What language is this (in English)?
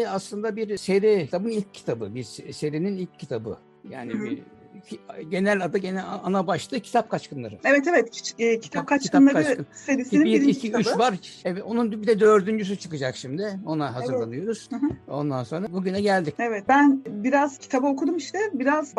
Turkish